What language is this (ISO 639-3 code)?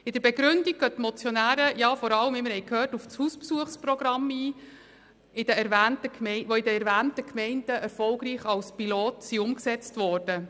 gsw